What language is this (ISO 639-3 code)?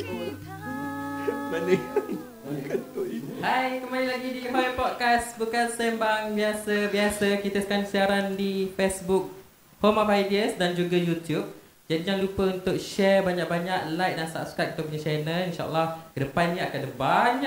msa